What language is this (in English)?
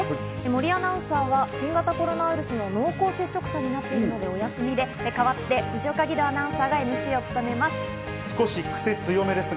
Japanese